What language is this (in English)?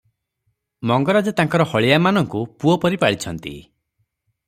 Odia